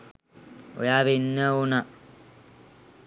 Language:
Sinhala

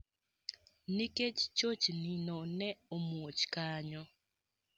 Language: Luo (Kenya and Tanzania)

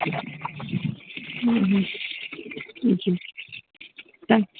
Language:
Sindhi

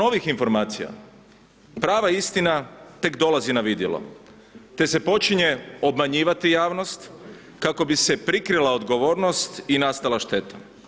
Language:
Croatian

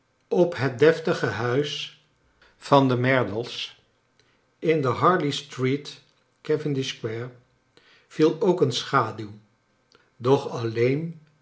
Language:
Dutch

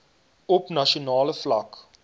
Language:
Afrikaans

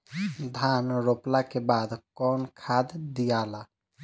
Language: Bhojpuri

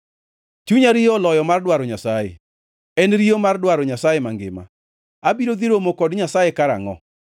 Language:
Luo (Kenya and Tanzania)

